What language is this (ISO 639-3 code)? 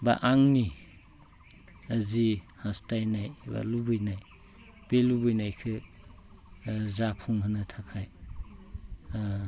brx